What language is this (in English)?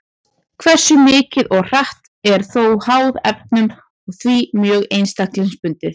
Icelandic